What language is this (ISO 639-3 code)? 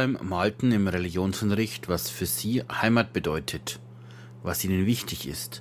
deu